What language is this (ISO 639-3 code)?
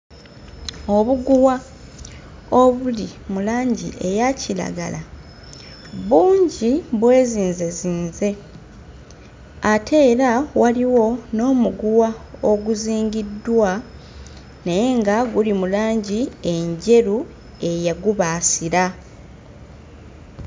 lug